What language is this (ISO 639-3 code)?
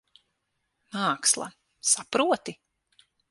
lav